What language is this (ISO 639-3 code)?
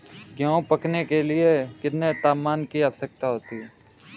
hin